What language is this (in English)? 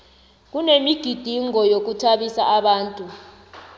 South Ndebele